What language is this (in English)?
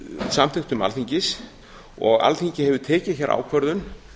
Icelandic